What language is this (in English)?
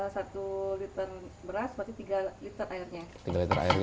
Indonesian